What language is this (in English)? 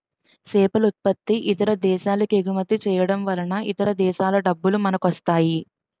Telugu